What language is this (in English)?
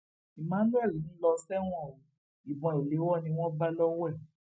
Yoruba